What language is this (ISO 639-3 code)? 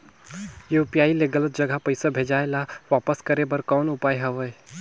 hne